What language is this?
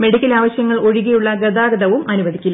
Malayalam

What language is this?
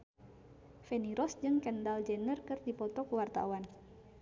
Sundanese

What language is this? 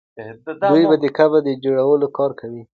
Pashto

